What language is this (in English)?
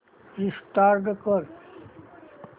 Marathi